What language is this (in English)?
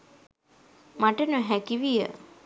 Sinhala